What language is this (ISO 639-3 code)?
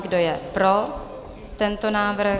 ces